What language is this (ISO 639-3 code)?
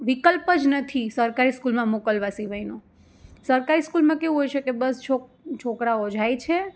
guj